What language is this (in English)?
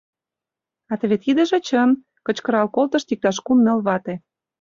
Mari